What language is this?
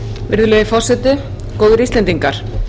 Icelandic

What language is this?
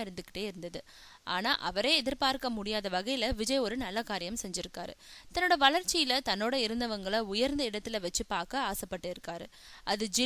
Arabic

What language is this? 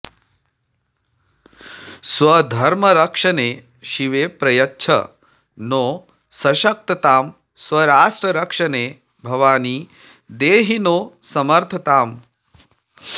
Sanskrit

